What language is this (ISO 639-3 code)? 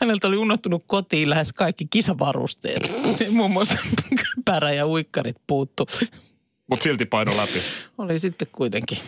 fin